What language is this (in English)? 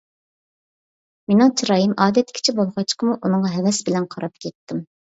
Uyghur